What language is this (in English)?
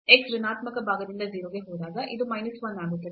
Kannada